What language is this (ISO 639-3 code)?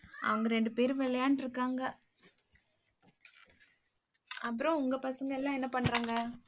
tam